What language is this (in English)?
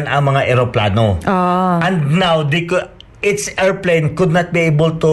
Filipino